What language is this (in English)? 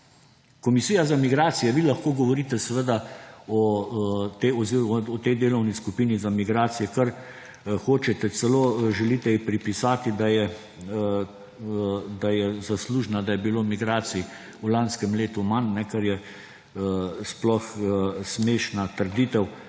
Slovenian